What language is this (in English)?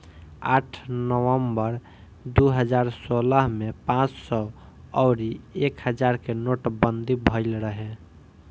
Bhojpuri